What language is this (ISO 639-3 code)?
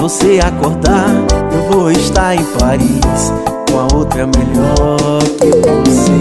por